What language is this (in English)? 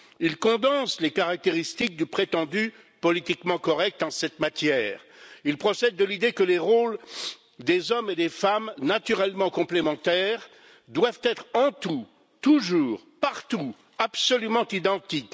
French